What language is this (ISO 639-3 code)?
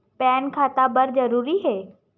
hne